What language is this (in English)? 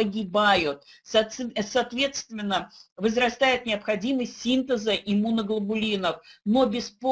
Russian